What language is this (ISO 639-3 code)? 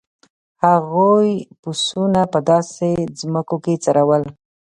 pus